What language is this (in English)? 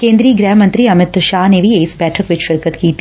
Punjabi